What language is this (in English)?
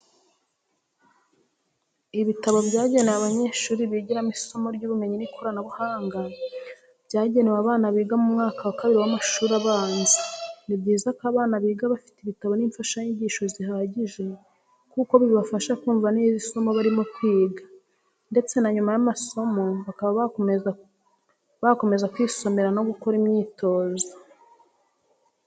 Kinyarwanda